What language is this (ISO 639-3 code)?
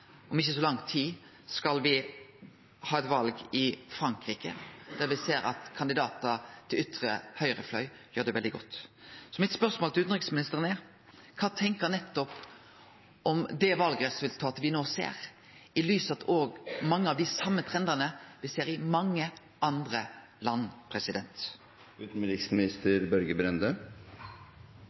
nno